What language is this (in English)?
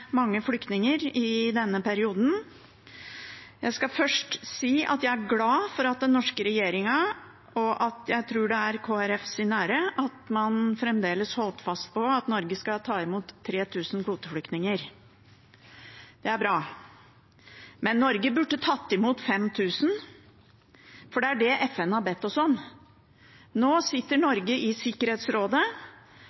Norwegian Bokmål